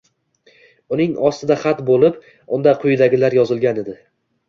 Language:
Uzbek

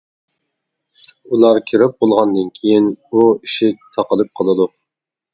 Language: Uyghur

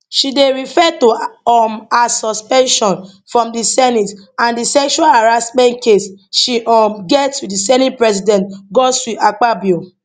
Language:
Nigerian Pidgin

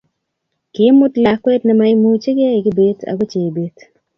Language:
Kalenjin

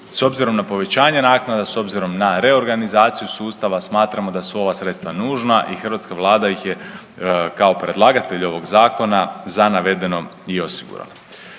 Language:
Croatian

